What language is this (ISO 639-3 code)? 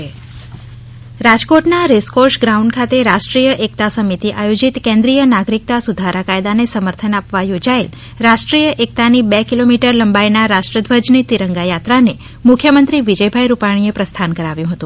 guj